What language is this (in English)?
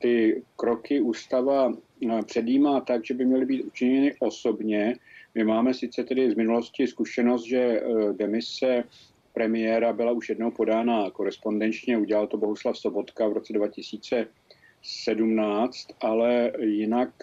Czech